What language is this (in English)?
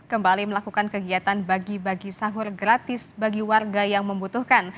Indonesian